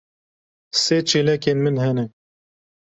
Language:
Kurdish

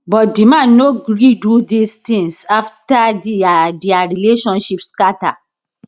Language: Nigerian Pidgin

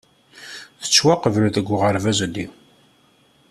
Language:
Kabyle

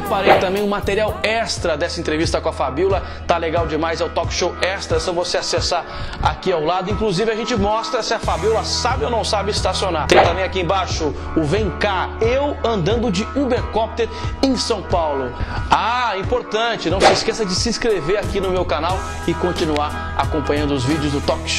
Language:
Portuguese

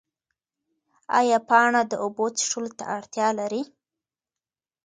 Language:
Pashto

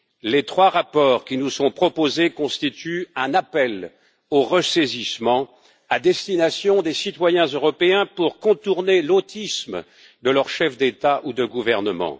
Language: French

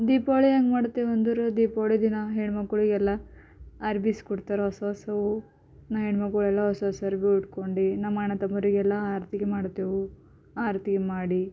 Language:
Kannada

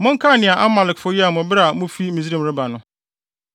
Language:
Akan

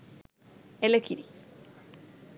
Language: Sinhala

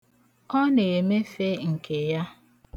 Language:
Igbo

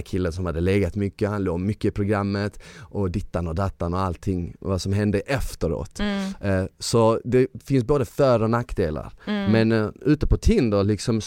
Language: Swedish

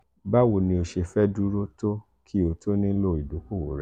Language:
Yoruba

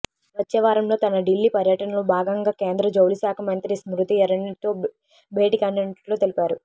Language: Telugu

